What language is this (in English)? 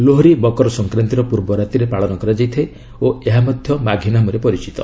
Odia